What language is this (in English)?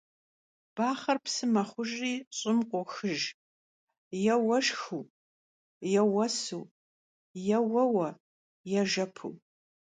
Kabardian